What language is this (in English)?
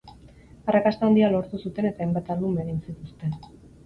Basque